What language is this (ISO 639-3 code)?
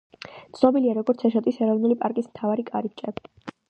kat